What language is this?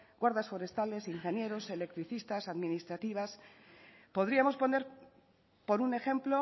Spanish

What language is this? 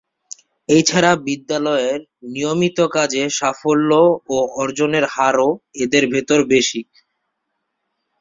Bangla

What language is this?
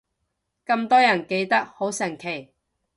Cantonese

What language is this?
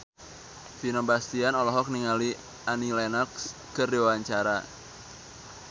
Sundanese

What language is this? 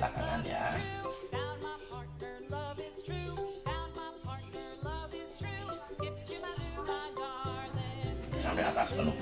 Indonesian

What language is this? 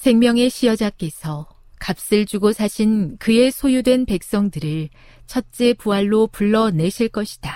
Korean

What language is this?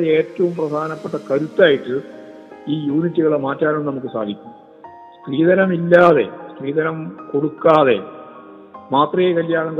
Malayalam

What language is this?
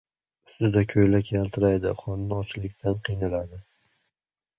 Uzbek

